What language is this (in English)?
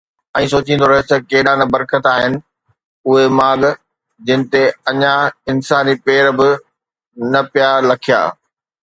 Sindhi